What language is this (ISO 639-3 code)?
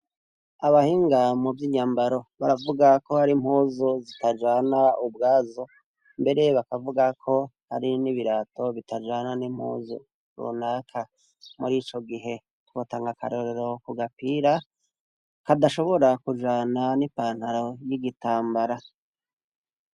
run